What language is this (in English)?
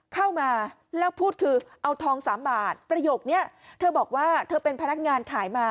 Thai